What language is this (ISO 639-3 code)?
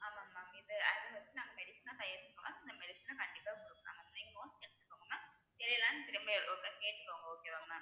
tam